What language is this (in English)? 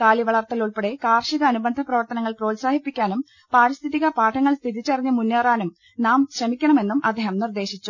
Malayalam